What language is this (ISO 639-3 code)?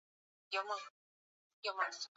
swa